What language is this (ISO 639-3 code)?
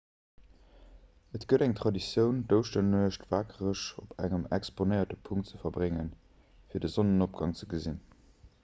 ltz